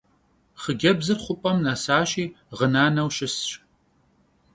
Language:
Kabardian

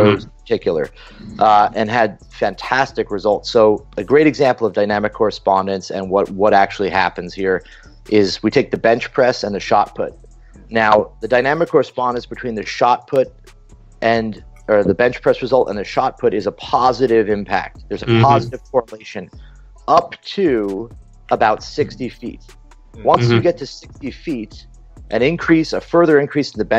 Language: Polish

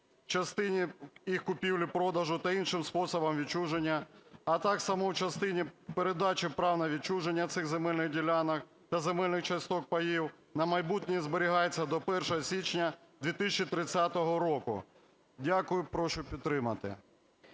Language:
Ukrainian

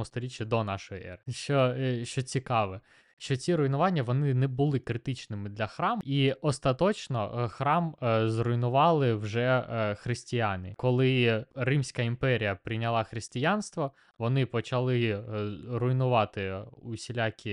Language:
Ukrainian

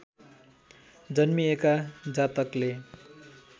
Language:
Nepali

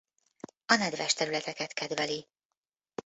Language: Hungarian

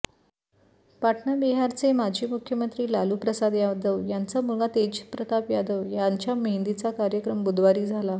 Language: Marathi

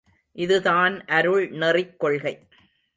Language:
Tamil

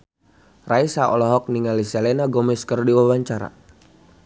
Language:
Sundanese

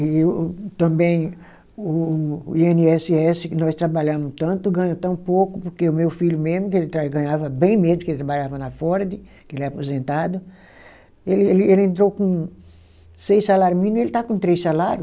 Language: Portuguese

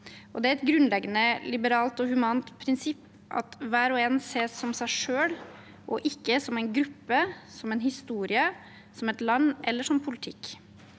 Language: Norwegian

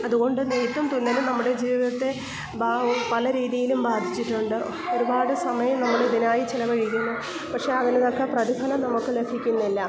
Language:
Malayalam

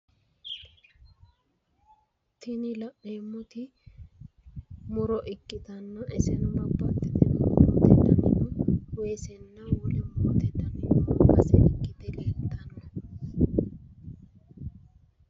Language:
Sidamo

